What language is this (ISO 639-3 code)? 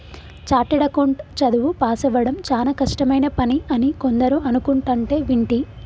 tel